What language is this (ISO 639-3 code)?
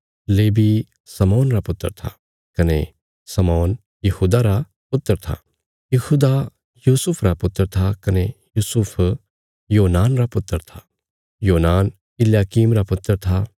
kfs